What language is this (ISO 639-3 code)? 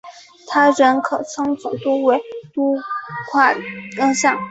zho